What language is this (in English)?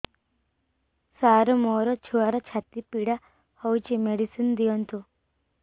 Odia